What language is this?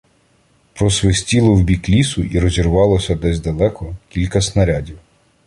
Ukrainian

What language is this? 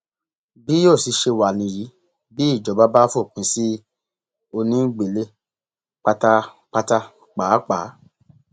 Yoruba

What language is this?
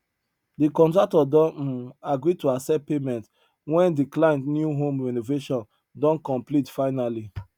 Nigerian Pidgin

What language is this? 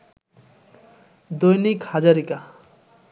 Bangla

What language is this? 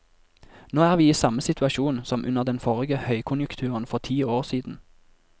Norwegian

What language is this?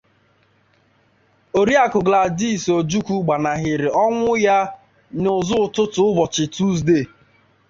Igbo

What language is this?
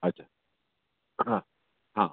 Sindhi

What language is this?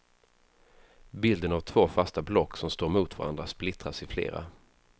Swedish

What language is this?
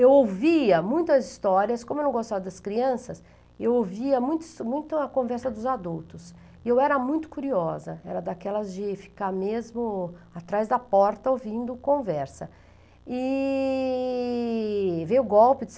Portuguese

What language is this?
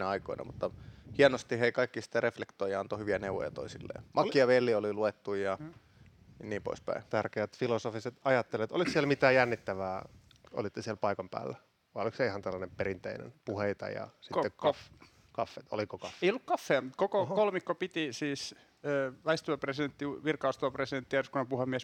Finnish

